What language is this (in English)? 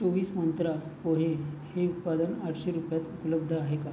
Marathi